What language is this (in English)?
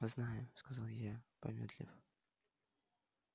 Russian